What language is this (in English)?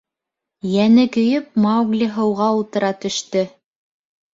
Bashkir